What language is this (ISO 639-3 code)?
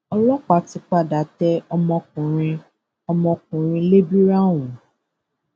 yor